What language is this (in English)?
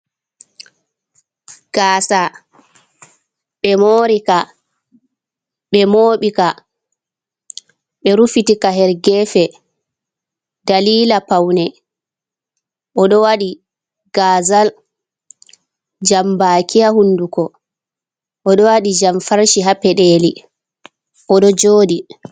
Fula